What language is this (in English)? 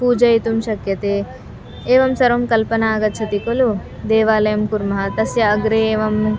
Sanskrit